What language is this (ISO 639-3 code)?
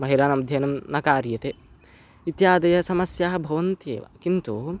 san